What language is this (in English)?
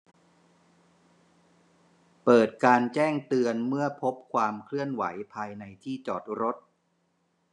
Thai